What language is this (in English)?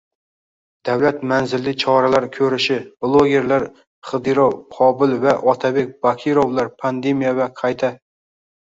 Uzbek